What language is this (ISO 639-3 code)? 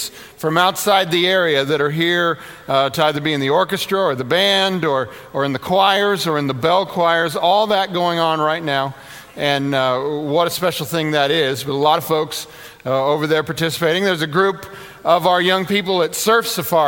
eng